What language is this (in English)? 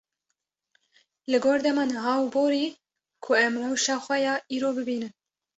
Kurdish